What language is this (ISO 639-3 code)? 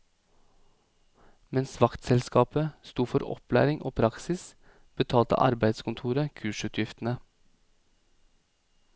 nor